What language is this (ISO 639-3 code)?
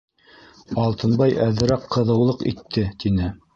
bak